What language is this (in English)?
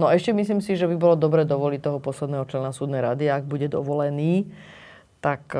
Slovak